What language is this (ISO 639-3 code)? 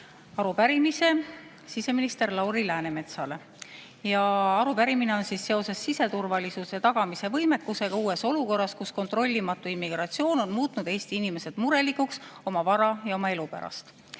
est